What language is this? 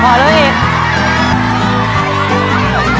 Thai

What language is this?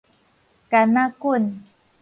Min Nan Chinese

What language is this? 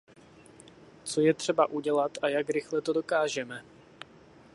Czech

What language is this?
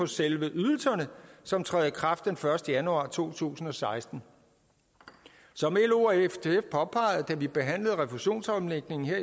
Danish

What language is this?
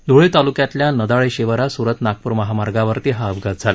Marathi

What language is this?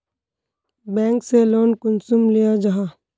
Magahi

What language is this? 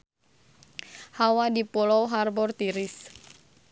Sundanese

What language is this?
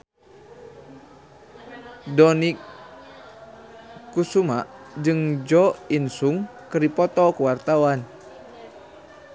Sundanese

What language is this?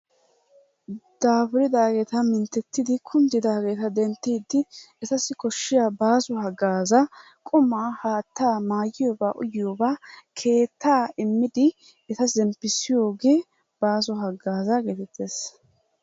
Wolaytta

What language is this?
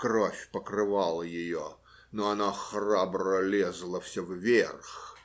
Russian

